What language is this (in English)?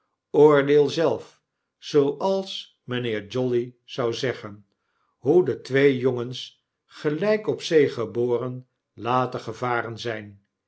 Dutch